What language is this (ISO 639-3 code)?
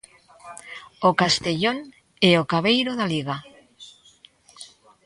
glg